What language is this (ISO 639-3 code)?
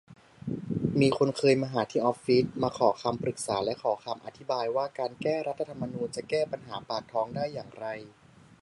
tha